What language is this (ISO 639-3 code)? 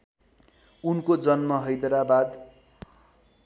nep